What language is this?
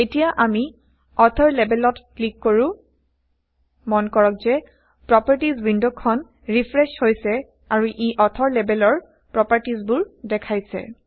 Assamese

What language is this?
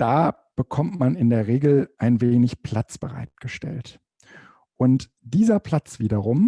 German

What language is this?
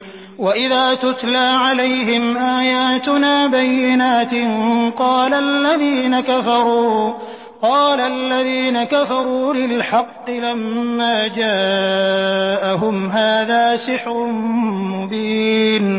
Arabic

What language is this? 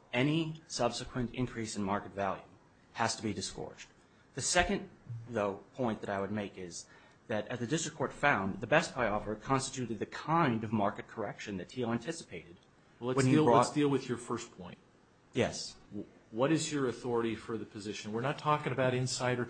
English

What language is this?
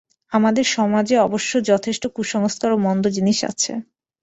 Bangla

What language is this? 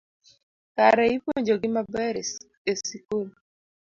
Luo (Kenya and Tanzania)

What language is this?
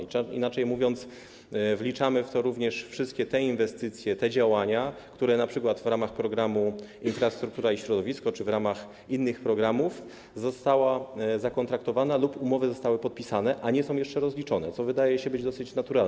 Polish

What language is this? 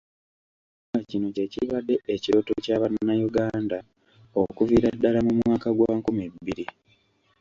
Ganda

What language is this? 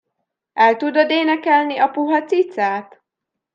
Hungarian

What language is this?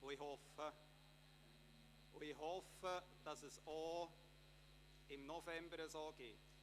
Swiss German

